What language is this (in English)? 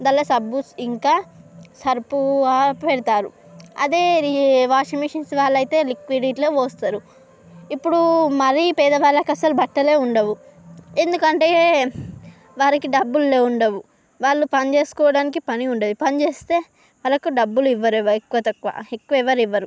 Telugu